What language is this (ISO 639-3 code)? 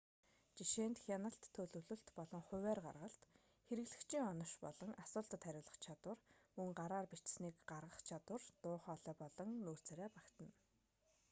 mon